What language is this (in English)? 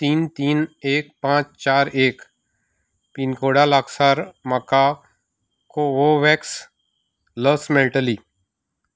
Konkani